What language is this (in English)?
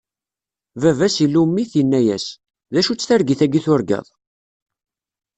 Kabyle